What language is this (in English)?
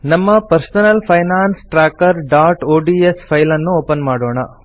Kannada